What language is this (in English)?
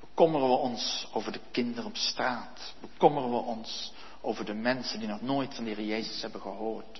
Dutch